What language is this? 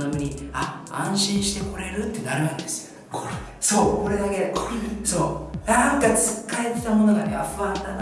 Japanese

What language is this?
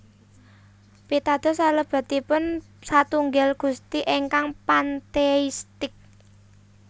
Javanese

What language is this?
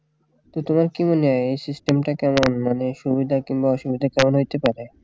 Bangla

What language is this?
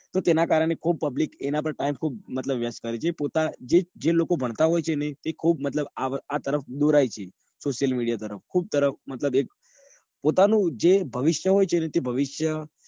Gujarati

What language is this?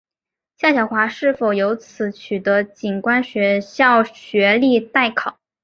Chinese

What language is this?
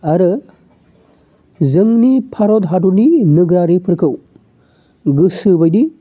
Bodo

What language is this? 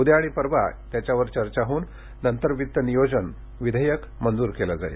Marathi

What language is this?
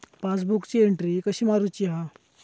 Marathi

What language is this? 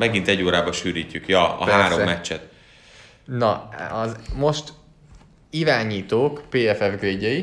Hungarian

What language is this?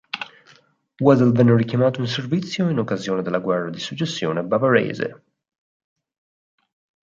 Italian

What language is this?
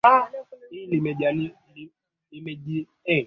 Swahili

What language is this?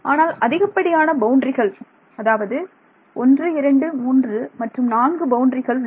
Tamil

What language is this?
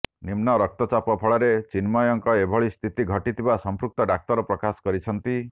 Odia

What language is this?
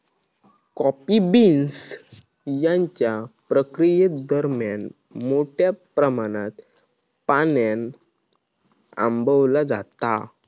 Marathi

